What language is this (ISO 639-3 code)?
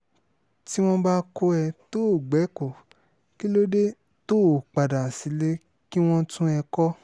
yor